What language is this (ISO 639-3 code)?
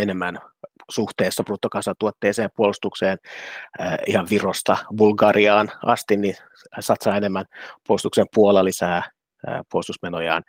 fin